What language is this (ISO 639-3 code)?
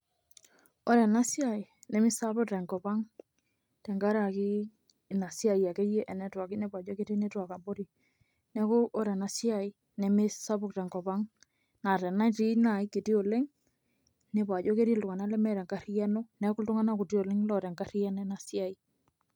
mas